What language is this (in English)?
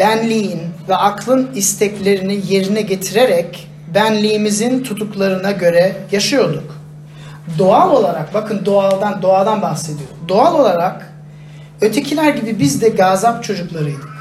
Turkish